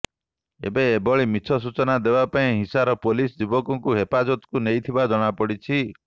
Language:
Odia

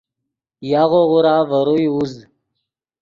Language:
Yidgha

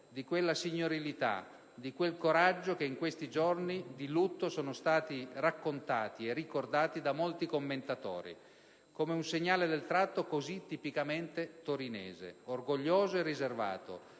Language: Italian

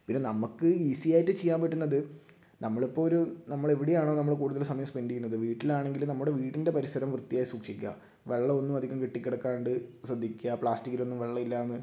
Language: Malayalam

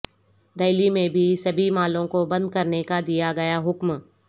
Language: Urdu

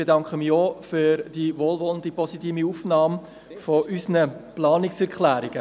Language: Swiss German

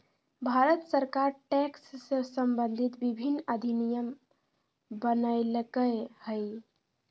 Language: Magahi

